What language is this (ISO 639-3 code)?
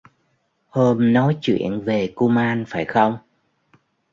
vie